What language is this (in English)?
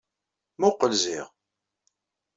Kabyle